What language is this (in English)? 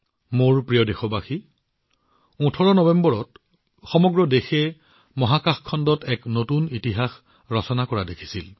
Assamese